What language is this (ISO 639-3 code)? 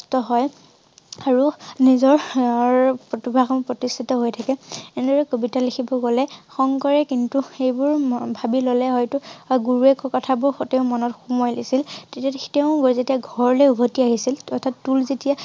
asm